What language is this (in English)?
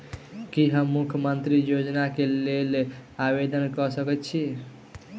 Maithili